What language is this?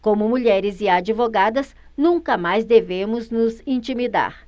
Portuguese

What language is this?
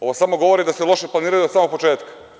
Serbian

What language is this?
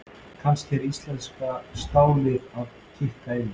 Icelandic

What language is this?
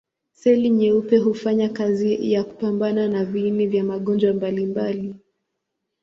Swahili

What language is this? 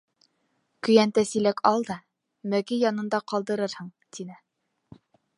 Bashkir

